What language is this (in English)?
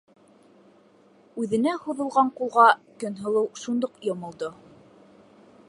Bashkir